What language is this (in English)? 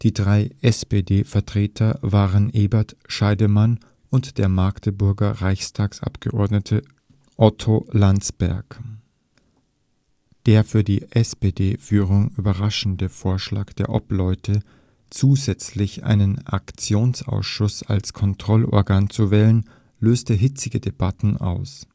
German